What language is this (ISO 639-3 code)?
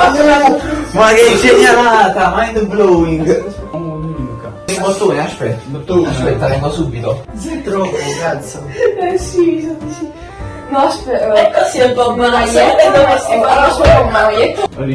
ita